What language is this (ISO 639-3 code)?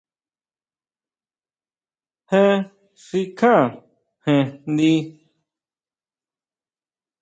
mau